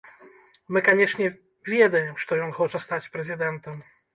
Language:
Belarusian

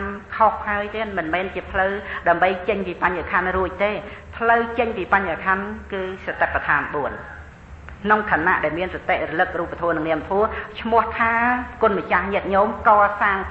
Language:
Thai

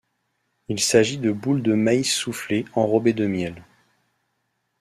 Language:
French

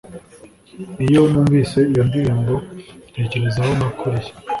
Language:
Kinyarwanda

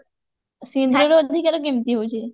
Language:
Odia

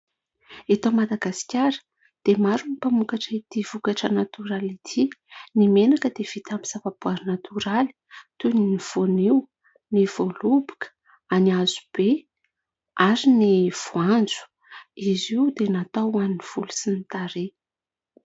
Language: Malagasy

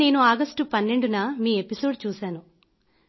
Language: Telugu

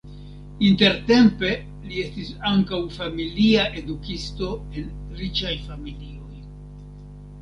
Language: Esperanto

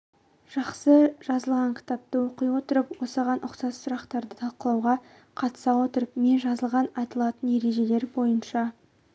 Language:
Kazakh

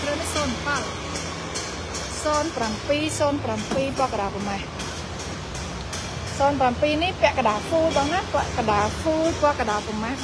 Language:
Thai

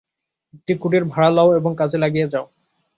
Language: Bangla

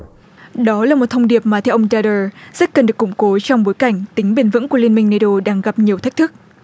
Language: Vietnamese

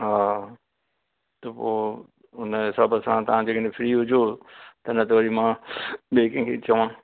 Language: Sindhi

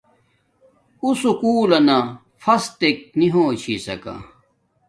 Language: Domaaki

